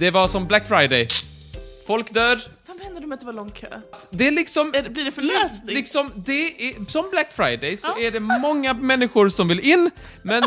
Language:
Swedish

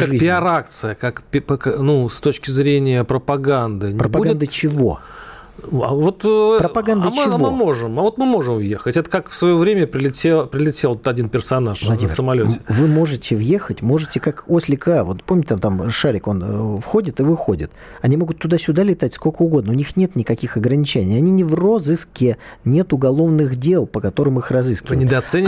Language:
Russian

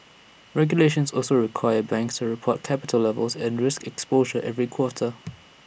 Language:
English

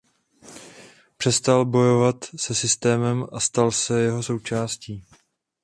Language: Czech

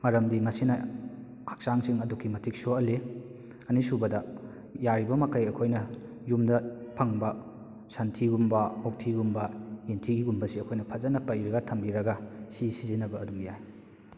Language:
Manipuri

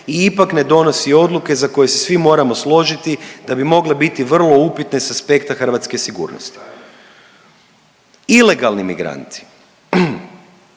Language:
Croatian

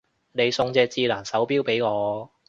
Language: Cantonese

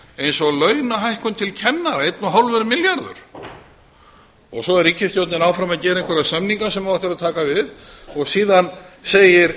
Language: Icelandic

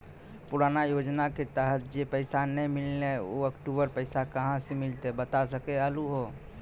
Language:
Maithili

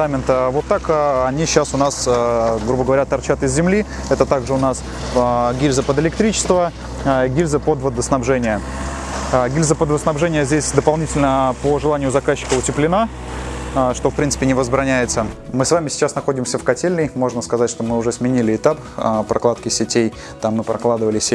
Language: Russian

